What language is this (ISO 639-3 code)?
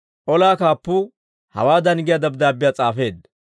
dwr